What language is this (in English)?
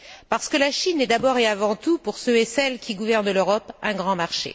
French